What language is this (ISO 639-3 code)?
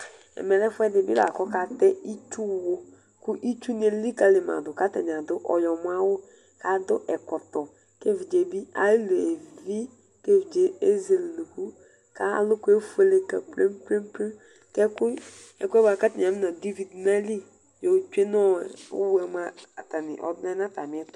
kpo